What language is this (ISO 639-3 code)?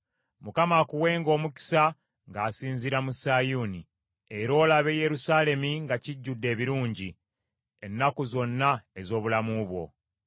lug